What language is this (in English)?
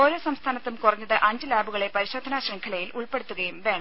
Malayalam